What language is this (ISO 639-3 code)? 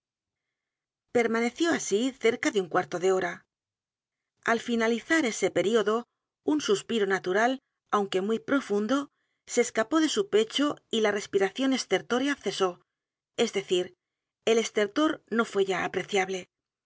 spa